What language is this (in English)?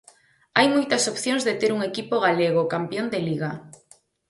Galician